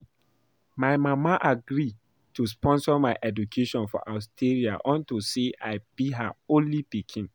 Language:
Nigerian Pidgin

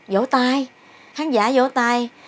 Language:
Vietnamese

